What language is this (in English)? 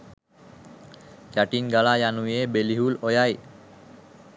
Sinhala